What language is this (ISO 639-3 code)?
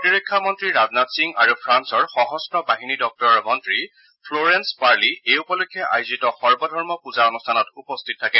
asm